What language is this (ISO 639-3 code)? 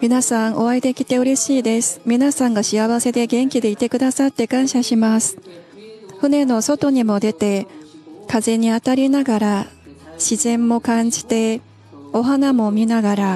jpn